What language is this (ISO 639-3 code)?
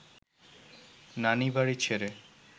ben